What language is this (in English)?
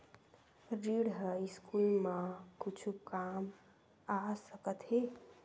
Chhattisgarhi